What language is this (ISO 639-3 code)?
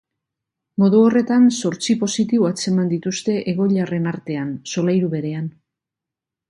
eus